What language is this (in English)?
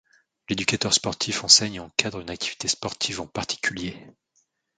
French